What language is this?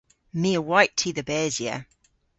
Cornish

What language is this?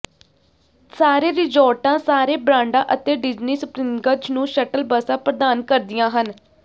Punjabi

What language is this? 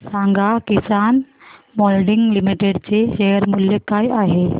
Marathi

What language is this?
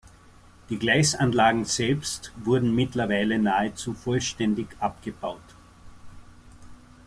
German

